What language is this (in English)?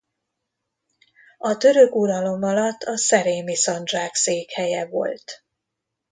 Hungarian